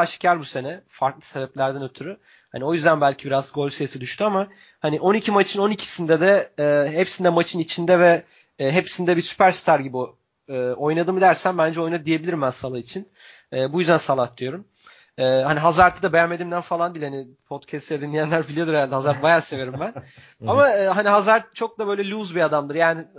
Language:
Turkish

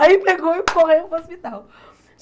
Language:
Portuguese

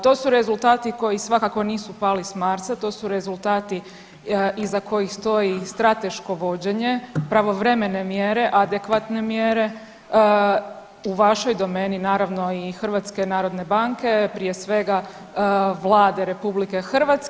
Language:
Croatian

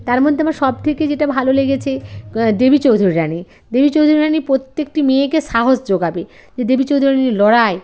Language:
Bangla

